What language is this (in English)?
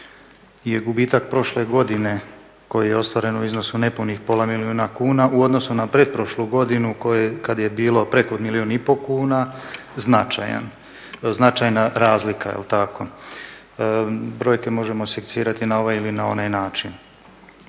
Croatian